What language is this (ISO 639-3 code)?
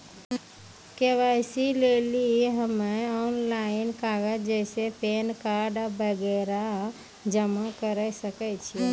mai